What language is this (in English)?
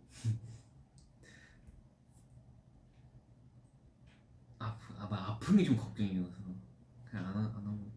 Korean